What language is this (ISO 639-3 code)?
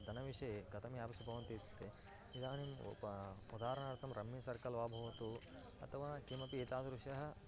san